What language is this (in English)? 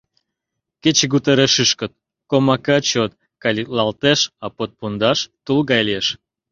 Mari